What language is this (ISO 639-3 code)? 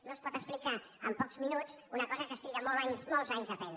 cat